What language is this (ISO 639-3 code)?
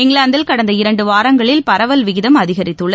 tam